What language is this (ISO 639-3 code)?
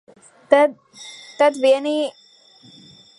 lav